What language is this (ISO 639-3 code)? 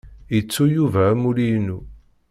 kab